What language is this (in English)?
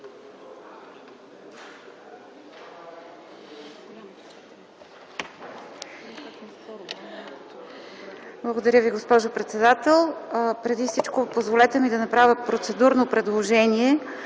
Bulgarian